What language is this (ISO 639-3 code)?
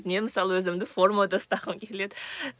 kaz